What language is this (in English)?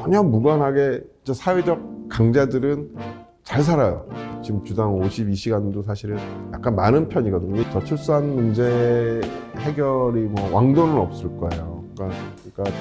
Korean